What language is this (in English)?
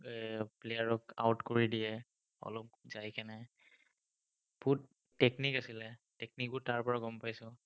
Assamese